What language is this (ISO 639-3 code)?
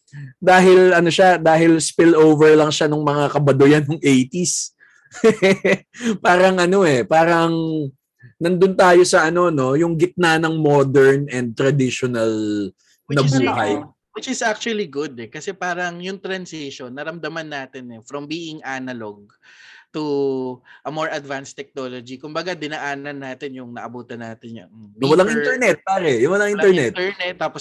fil